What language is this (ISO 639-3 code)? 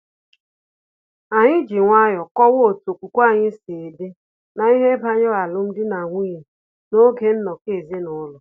ibo